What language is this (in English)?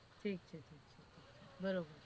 Gujarati